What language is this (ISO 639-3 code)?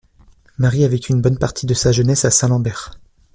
fra